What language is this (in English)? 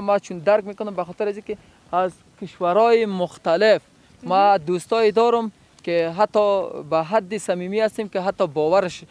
Persian